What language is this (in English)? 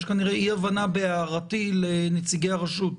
Hebrew